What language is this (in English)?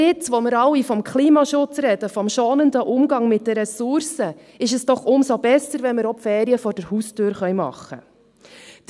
Swiss German